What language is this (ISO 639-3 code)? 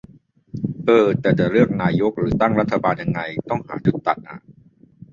tha